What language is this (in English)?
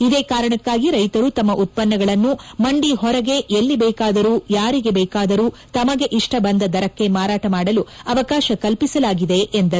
Kannada